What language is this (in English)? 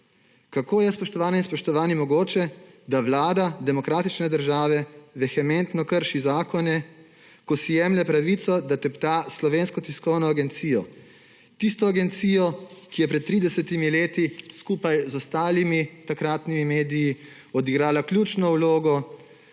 Slovenian